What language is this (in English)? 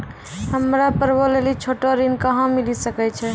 Maithili